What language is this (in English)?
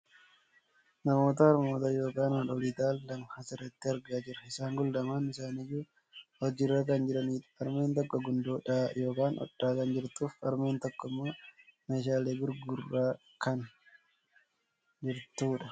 Oromo